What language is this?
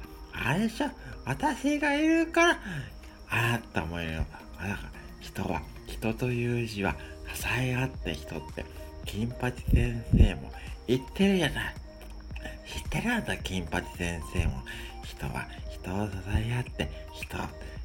Japanese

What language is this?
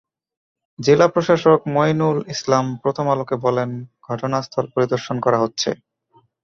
Bangla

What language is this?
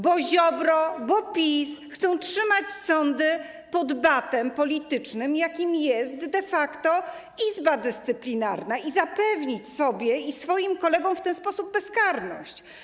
Polish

